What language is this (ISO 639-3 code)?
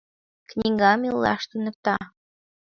chm